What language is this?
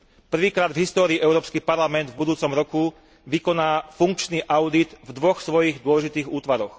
Slovak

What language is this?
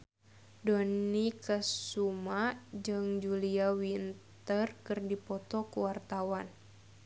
Sundanese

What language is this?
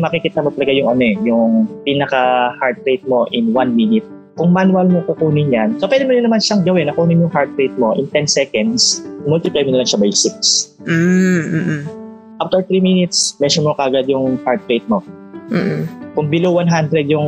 Filipino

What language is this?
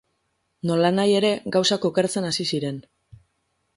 Basque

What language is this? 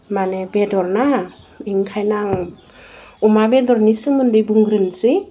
Bodo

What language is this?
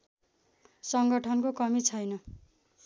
Nepali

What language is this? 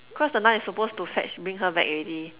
English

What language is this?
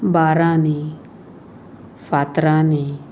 Konkani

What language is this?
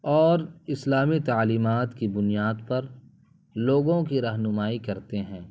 Urdu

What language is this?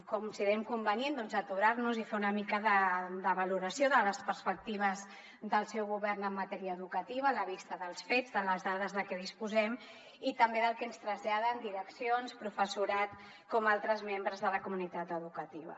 Catalan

